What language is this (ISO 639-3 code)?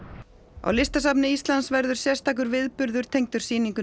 isl